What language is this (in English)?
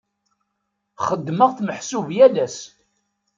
Kabyle